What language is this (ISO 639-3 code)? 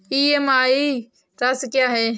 hin